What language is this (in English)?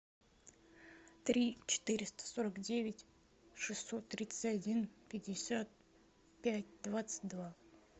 Russian